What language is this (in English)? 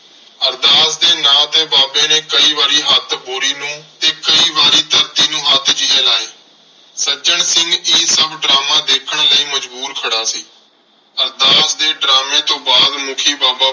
Punjabi